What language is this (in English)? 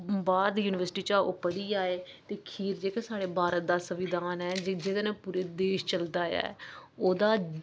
Dogri